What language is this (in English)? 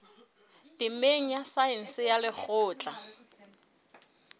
Southern Sotho